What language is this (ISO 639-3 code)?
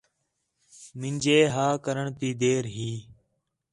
xhe